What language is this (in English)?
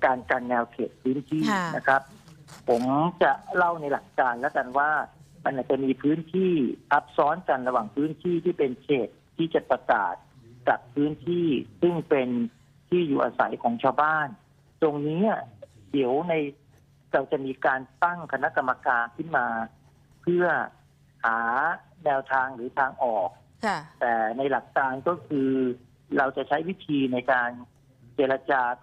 Thai